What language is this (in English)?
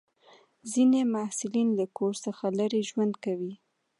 Pashto